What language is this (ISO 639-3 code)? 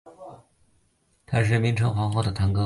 zho